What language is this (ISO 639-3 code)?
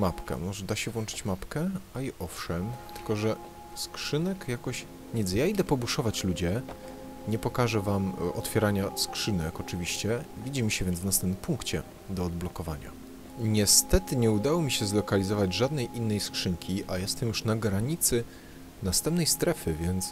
pol